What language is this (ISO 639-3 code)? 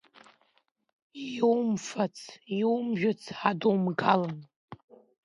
abk